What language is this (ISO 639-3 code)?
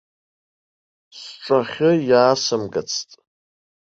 abk